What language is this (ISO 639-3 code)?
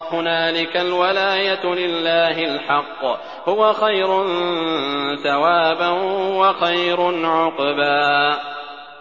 ara